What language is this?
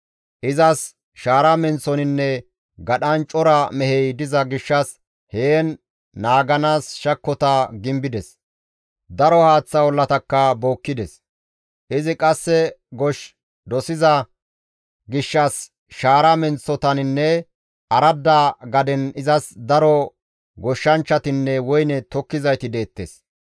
Gamo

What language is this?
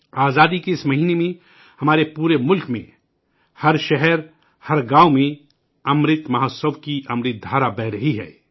Urdu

